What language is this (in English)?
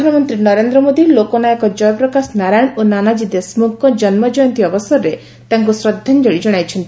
Odia